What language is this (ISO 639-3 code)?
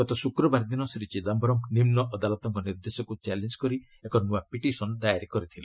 ori